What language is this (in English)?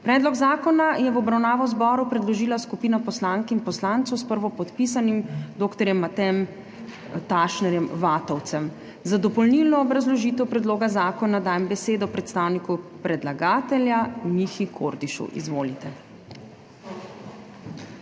Slovenian